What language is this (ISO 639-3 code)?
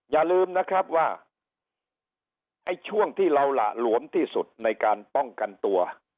tha